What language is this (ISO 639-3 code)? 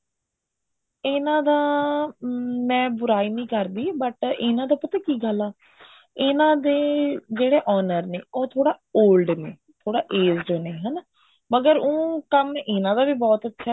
pan